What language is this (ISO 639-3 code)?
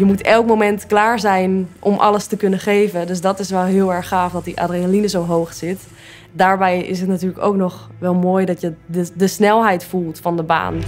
nld